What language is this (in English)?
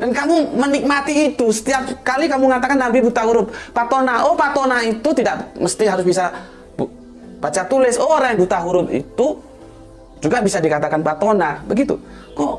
Indonesian